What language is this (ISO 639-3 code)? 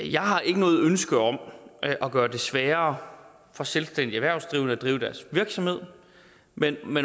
dan